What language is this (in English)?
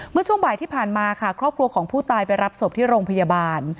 Thai